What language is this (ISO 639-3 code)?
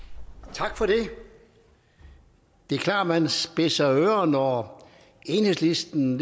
dan